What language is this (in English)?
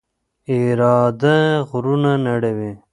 Pashto